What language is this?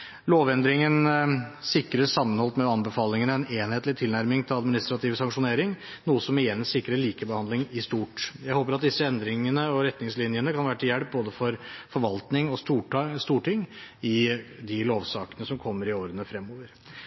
Norwegian Bokmål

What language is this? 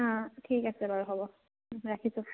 Assamese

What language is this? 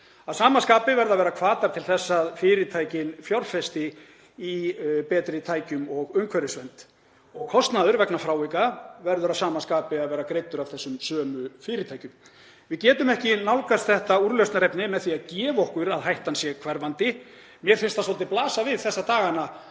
Icelandic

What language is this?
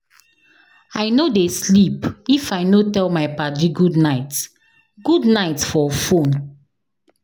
Nigerian Pidgin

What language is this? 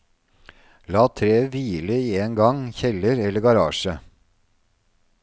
Norwegian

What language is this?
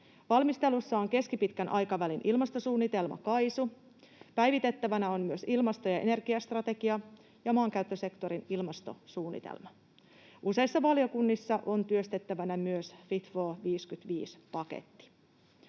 Finnish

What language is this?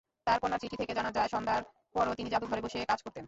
Bangla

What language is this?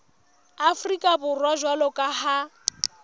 Southern Sotho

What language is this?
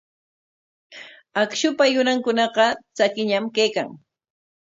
Corongo Ancash Quechua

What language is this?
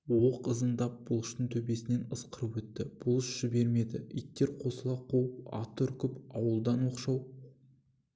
Kazakh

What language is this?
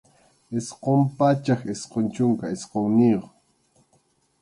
Arequipa-La Unión Quechua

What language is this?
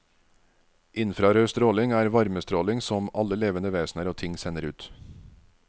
Norwegian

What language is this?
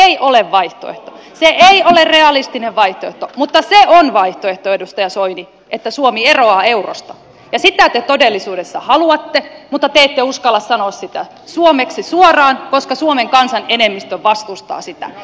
Finnish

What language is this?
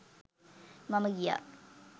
Sinhala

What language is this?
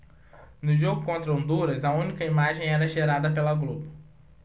Portuguese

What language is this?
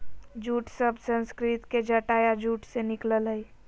Magahi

